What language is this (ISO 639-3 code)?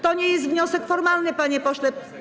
pol